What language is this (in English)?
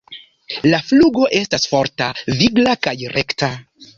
Esperanto